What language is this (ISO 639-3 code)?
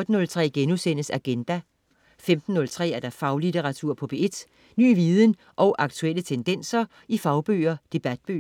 dan